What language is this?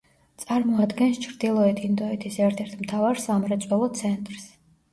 Georgian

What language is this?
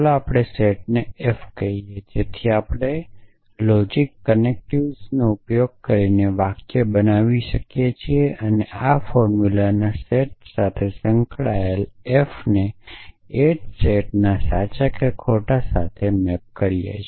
Gujarati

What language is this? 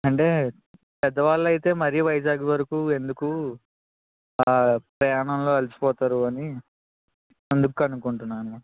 Telugu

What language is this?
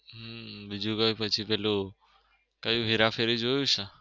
Gujarati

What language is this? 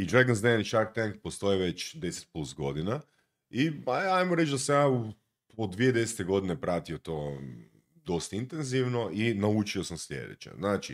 Croatian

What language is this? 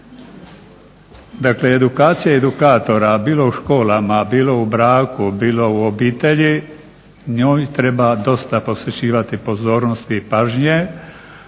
Croatian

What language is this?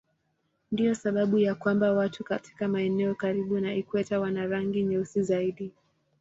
Swahili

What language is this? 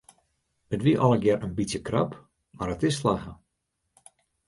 Western Frisian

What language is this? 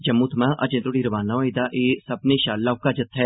Dogri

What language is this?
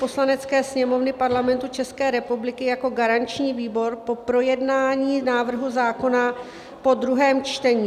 Czech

